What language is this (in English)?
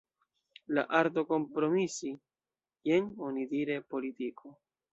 Esperanto